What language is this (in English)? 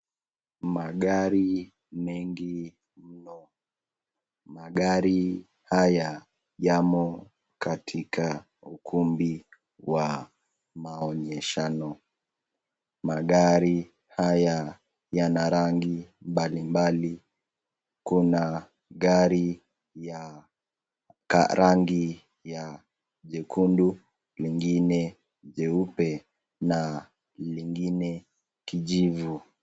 Swahili